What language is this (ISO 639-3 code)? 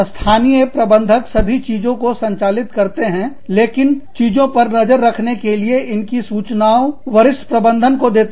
hin